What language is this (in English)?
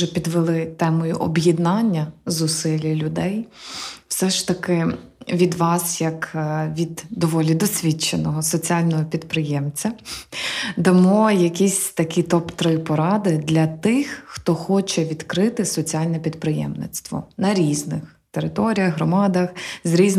Ukrainian